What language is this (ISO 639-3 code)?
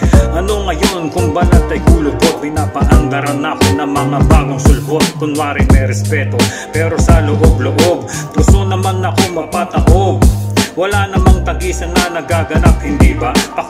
kor